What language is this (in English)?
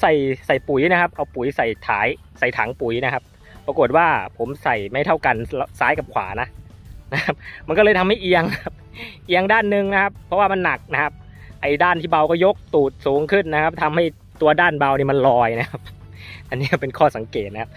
Thai